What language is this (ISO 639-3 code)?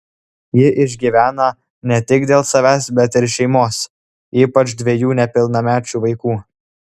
lit